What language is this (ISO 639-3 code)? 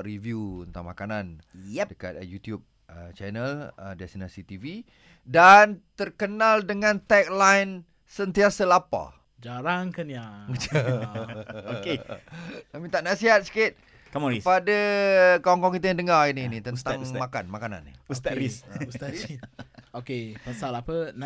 msa